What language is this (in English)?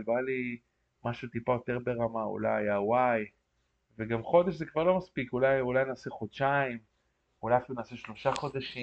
Hebrew